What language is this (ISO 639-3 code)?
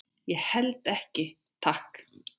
isl